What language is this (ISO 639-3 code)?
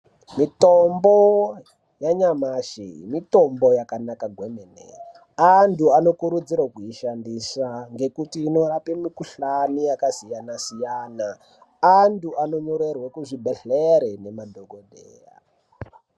ndc